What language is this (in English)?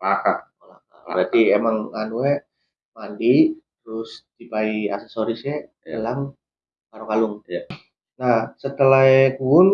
Indonesian